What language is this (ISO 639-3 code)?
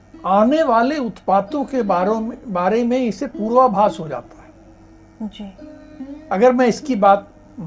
hin